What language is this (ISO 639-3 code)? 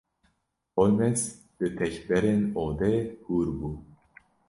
kur